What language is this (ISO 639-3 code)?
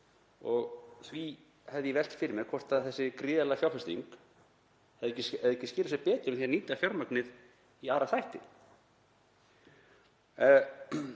isl